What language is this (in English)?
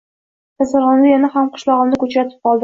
Uzbek